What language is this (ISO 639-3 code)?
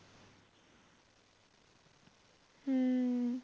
pan